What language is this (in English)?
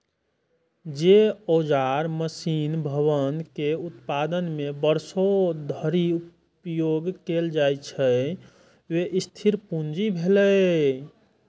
Maithili